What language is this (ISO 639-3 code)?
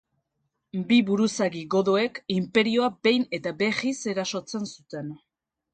eus